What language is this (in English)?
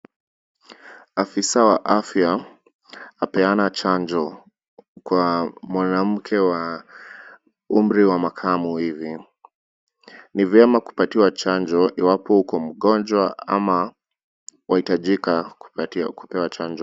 Swahili